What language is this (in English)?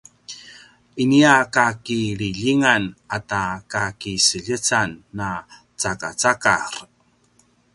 Paiwan